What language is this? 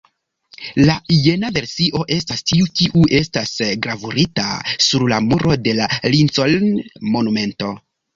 Esperanto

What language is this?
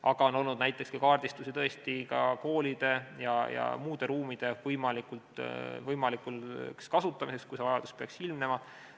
Estonian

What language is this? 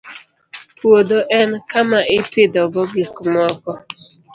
Luo (Kenya and Tanzania)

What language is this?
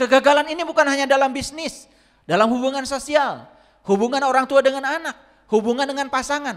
Indonesian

